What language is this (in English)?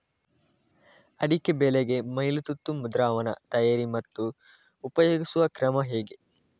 Kannada